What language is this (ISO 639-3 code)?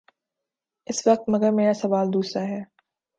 urd